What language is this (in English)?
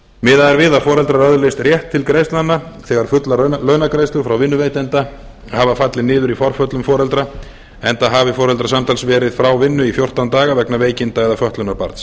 Icelandic